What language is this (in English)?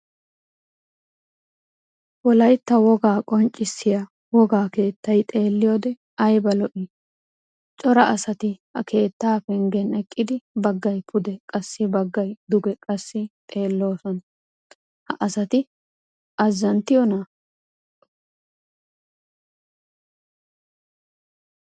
Wolaytta